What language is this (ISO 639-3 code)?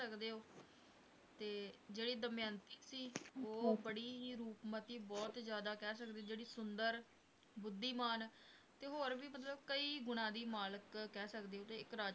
pan